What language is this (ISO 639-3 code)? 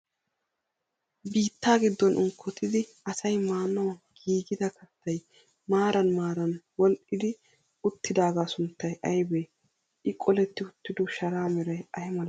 wal